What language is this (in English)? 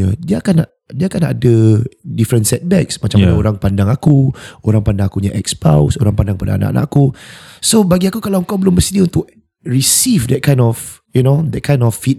Malay